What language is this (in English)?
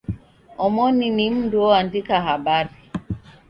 Taita